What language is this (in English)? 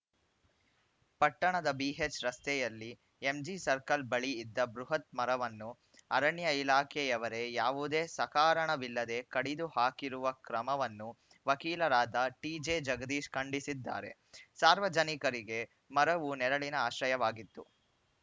Kannada